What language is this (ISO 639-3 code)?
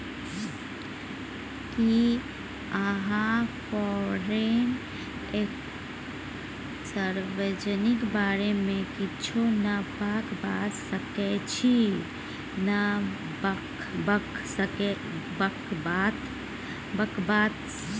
mai